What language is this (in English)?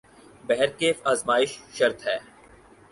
Urdu